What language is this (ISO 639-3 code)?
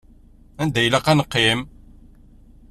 kab